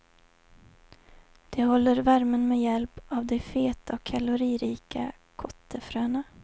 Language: Swedish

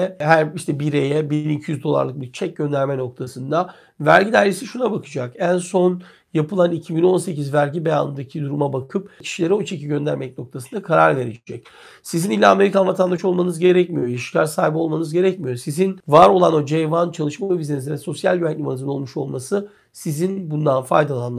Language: Turkish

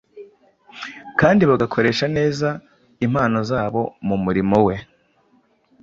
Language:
Kinyarwanda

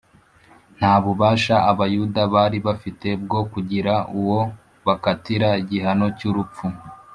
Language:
Kinyarwanda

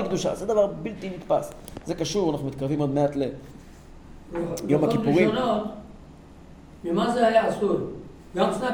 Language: Hebrew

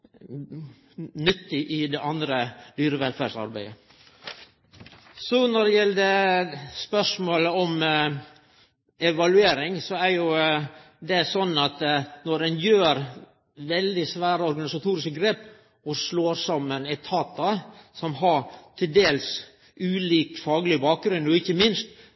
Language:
Norwegian Nynorsk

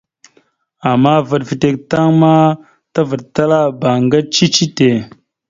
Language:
Mada (Cameroon)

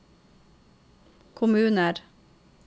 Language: Norwegian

